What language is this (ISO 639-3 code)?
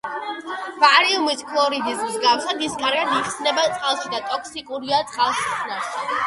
kat